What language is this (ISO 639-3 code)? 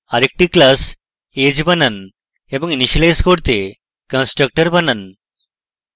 ben